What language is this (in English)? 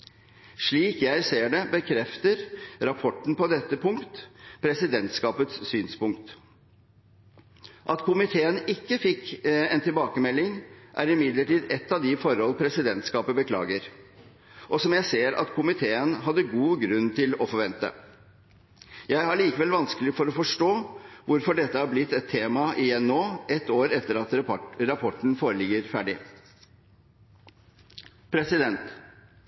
Norwegian Bokmål